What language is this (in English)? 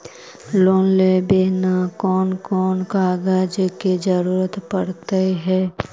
Magahi